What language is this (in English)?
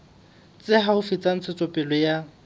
Southern Sotho